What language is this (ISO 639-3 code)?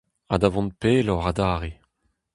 bre